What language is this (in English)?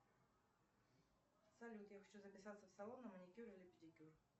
Russian